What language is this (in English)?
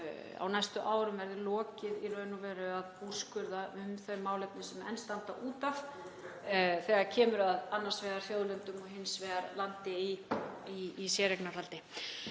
Icelandic